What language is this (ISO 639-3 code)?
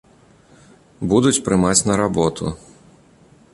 bel